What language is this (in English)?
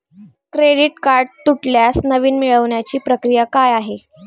Marathi